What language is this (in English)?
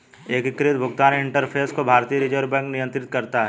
Hindi